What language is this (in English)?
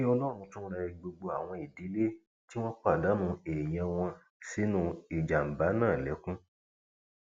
Yoruba